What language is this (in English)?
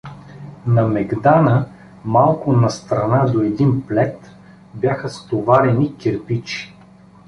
Bulgarian